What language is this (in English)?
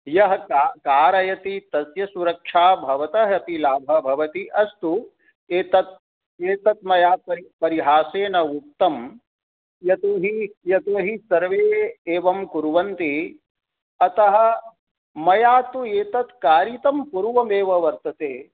Sanskrit